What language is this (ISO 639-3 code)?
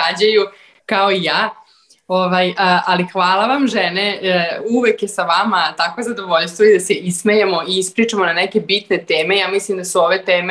hrv